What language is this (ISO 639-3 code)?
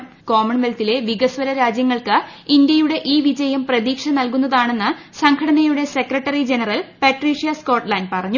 mal